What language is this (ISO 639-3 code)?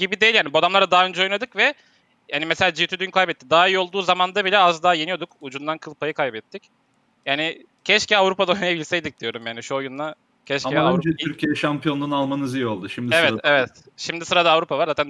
tur